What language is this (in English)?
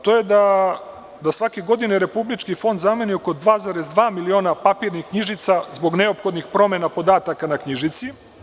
Serbian